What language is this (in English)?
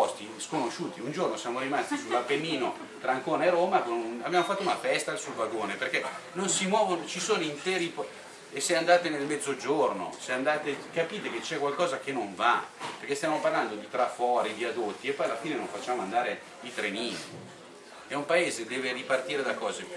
Italian